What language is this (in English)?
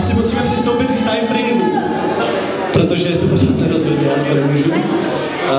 Czech